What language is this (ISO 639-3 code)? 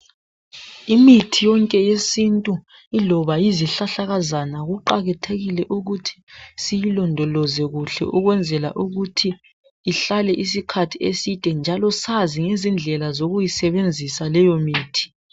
nde